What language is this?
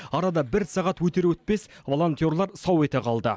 Kazakh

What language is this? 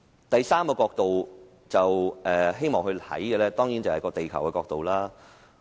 Cantonese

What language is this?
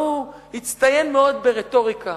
Hebrew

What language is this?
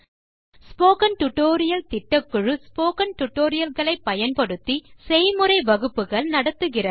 Tamil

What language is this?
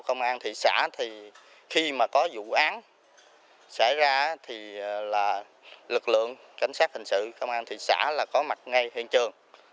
Vietnamese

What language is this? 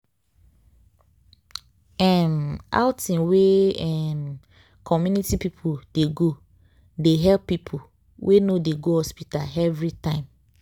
Nigerian Pidgin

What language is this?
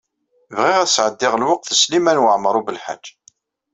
Kabyle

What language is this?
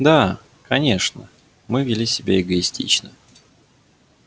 Russian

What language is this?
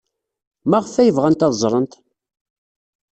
Kabyle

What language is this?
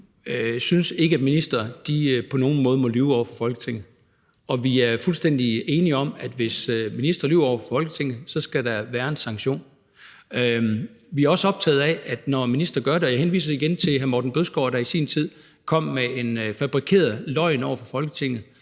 Danish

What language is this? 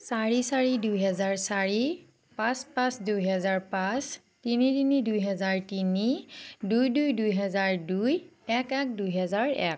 Assamese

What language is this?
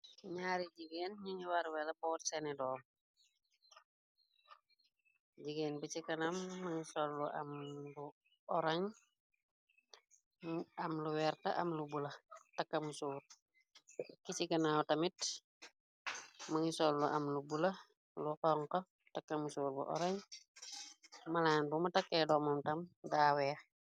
Wolof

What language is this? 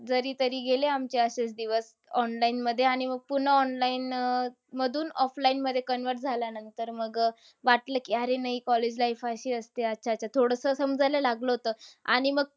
Marathi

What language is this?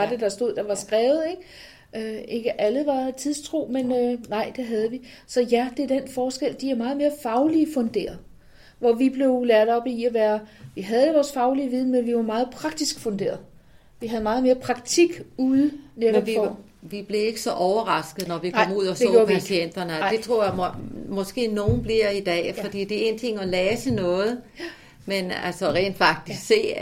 Danish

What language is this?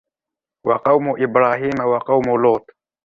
Arabic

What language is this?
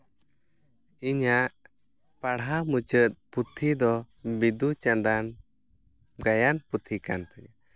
Santali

